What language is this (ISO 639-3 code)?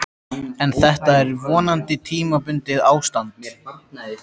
isl